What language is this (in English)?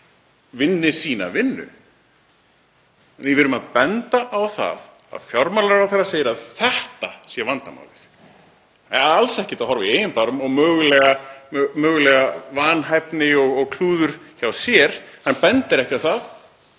Icelandic